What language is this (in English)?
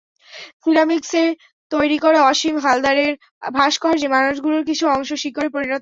Bangla